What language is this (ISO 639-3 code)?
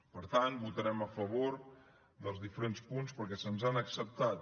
cat